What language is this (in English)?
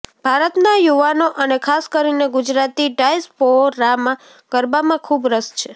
Gujarati